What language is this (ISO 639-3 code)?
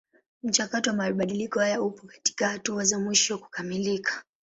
swa